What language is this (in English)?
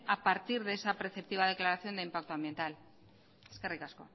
Spanish